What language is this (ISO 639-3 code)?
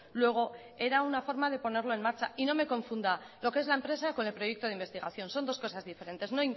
spa